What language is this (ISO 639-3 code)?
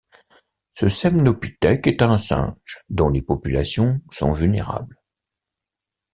fra